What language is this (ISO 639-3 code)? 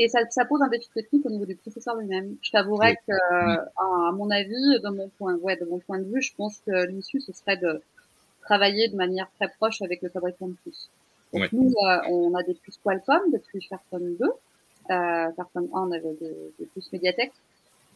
fra